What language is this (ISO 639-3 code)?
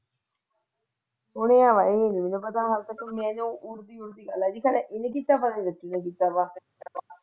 pan